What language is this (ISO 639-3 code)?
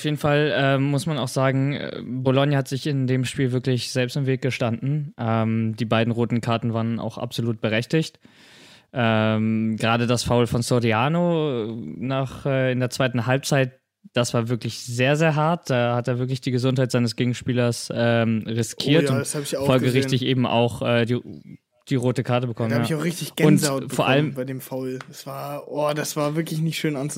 deu